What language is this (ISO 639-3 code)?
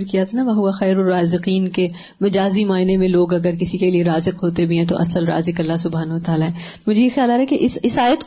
urd